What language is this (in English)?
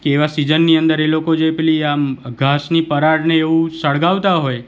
Gujarati